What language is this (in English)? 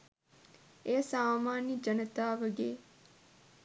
Sinhala